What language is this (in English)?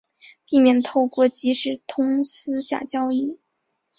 Chinese